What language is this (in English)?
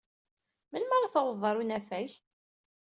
Kabyle